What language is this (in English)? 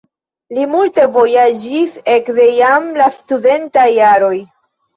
Esperanto